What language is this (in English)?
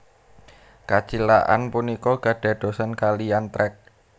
Javanese